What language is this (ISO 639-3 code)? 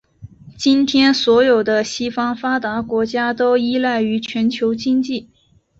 zho